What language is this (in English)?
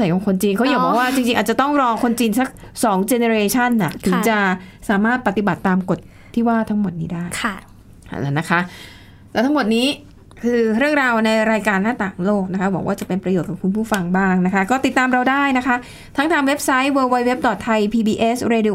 Thai